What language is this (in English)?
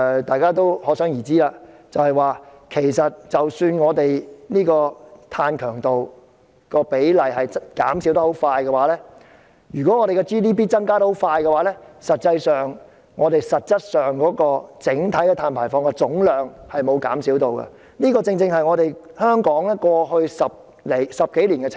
Cantonese